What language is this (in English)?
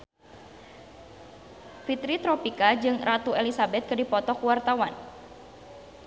Sundanese